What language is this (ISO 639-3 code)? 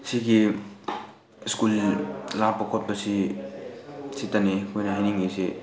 mni